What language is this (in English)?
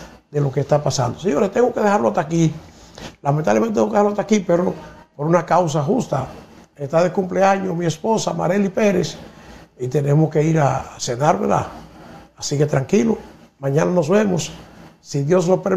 Spanish